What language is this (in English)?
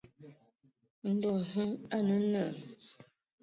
Ewondo